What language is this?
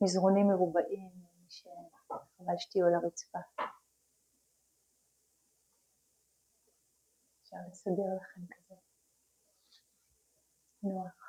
Hebrew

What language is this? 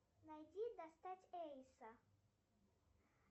Russian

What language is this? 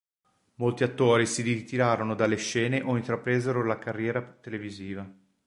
Italian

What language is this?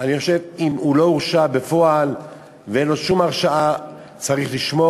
Hebrew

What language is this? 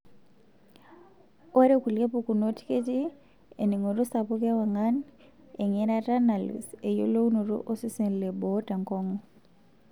Masai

